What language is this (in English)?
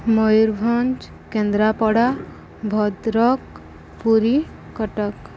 Odia